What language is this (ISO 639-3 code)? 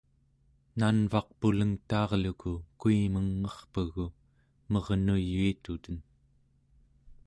esu